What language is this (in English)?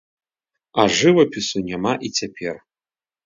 Belarusian